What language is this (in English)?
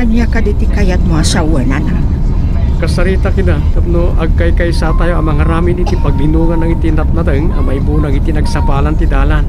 Filipino